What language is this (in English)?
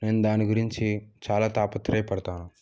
Telugu